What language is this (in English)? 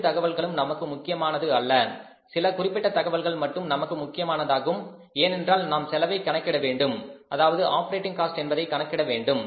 Tamil